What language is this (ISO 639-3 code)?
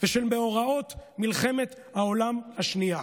heb